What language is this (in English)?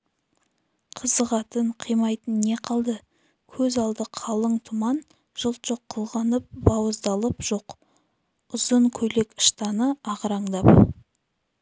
Kazakh